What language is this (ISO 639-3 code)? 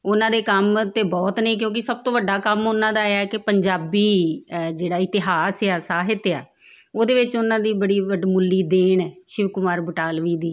pan